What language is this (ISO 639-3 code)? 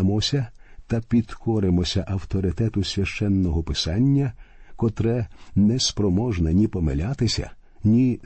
ukr